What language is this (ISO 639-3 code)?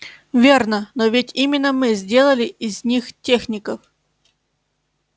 rus